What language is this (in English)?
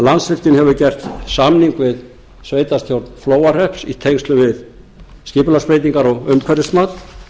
Icelandic